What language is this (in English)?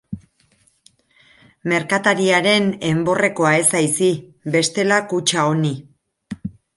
Basque